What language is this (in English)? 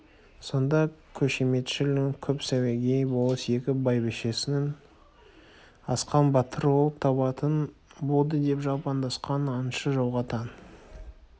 Kazakh